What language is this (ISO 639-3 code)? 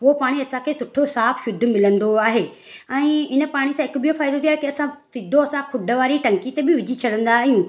snd